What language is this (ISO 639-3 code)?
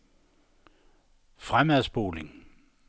dan